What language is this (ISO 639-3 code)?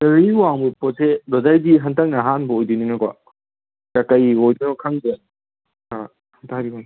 mni